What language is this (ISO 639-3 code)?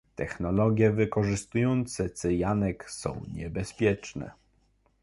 pol